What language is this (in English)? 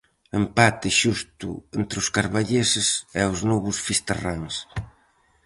Galician